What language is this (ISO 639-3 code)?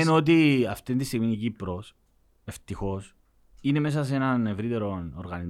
ell